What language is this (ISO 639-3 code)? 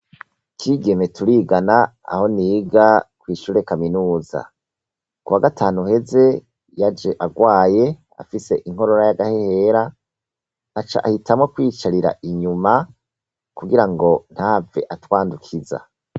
run